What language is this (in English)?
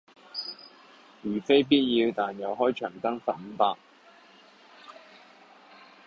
Cantonese